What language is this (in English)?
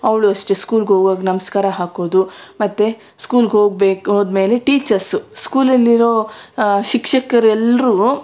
Kannada